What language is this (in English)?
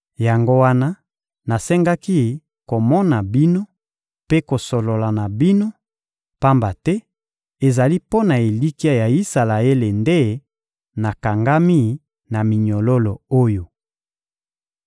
Lingala